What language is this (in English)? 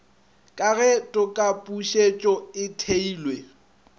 Northern Sotho